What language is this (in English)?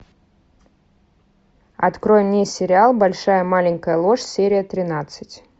Russian